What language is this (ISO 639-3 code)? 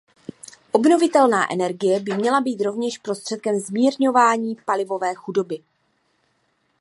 ces